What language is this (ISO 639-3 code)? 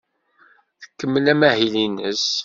kab